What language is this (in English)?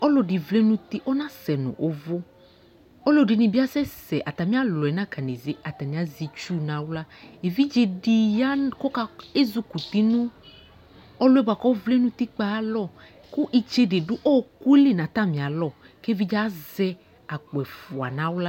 Ikposo